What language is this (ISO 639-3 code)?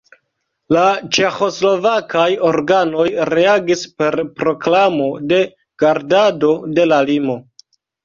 epo